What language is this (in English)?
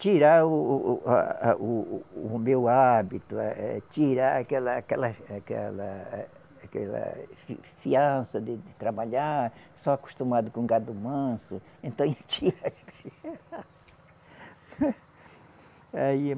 Portuguese